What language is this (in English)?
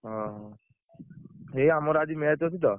Odia